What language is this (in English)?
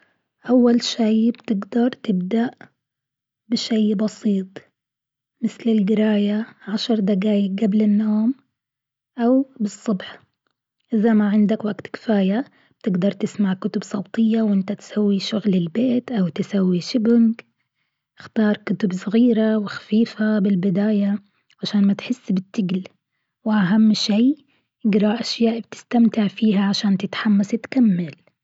Gulf Arabic